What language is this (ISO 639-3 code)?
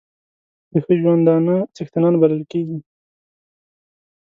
pus